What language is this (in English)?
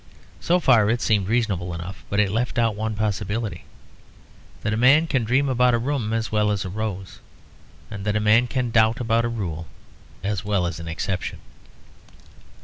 English